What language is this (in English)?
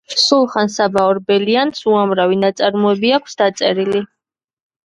Georgian